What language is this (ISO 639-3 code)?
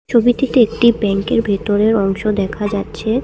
ben